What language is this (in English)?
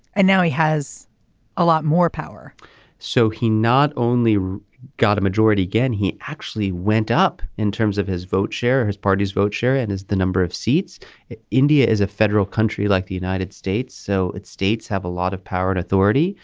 English